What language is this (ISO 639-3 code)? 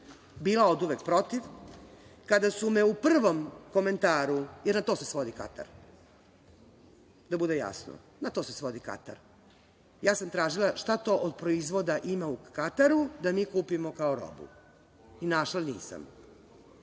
srp